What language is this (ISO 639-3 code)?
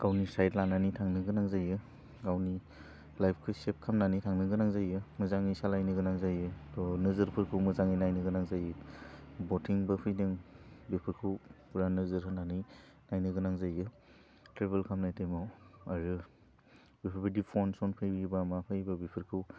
brx